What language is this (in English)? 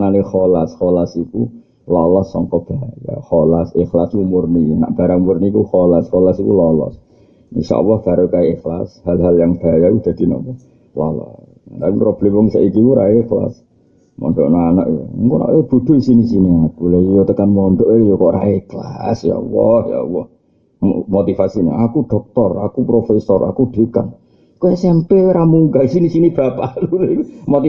Indonesian